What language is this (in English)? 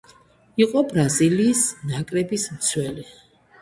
Georgian